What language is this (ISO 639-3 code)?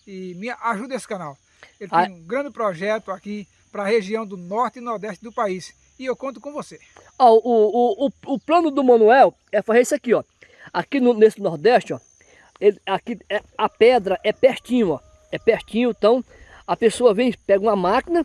por